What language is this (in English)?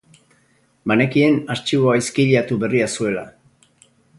Basque